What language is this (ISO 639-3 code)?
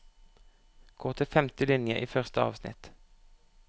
nor